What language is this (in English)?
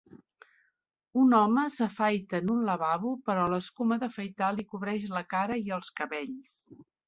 Catalan